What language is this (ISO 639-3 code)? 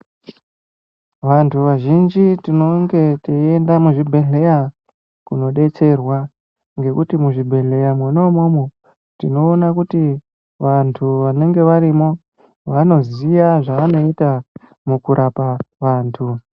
ndc